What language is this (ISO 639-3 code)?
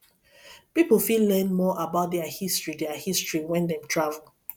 pcm